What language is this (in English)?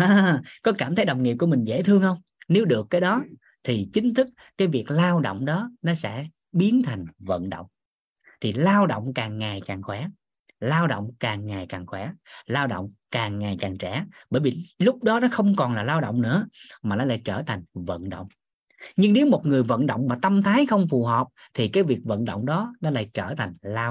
Vietnamese